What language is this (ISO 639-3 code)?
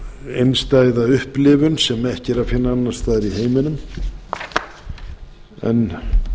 isl